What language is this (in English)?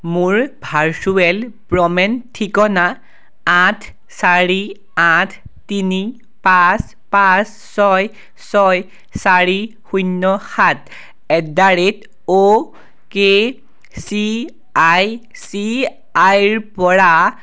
Assamese